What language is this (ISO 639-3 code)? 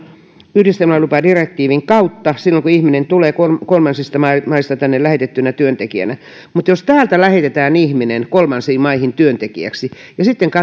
fin